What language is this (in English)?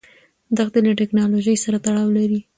Pashto